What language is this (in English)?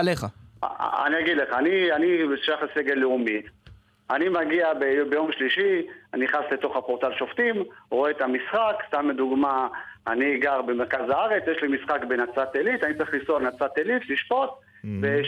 Hebrew